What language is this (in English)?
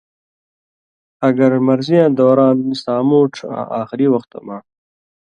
Indus Kohistani